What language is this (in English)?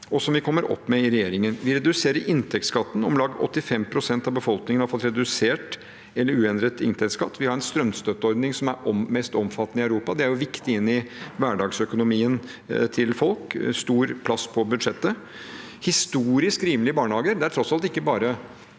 Norwegian